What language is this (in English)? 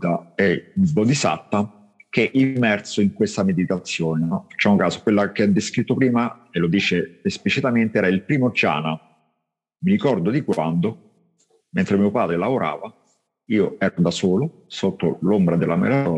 Italian